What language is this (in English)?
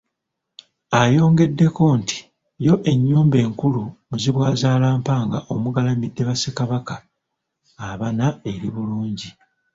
Ganda